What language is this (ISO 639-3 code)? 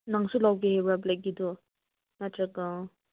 mni